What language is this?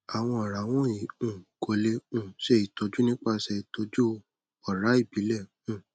Yoruba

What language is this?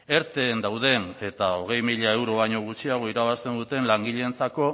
Basque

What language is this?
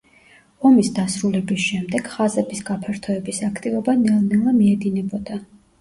Georgian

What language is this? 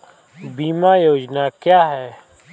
Hindi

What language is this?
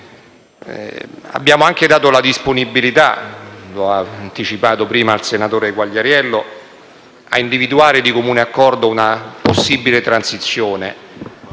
Italian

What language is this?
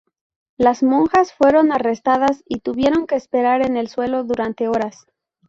Spanish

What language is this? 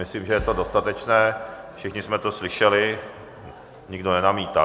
Czech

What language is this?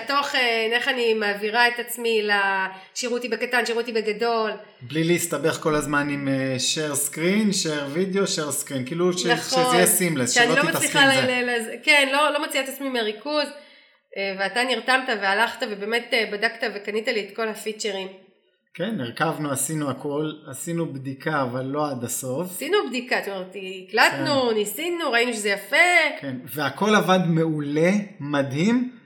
Hebrew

